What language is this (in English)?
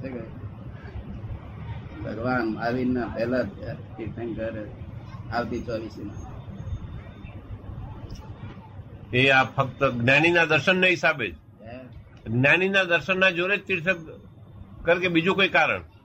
Gujarati